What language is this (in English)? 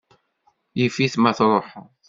Kabyle